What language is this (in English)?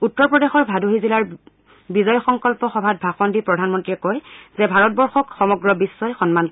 Assamese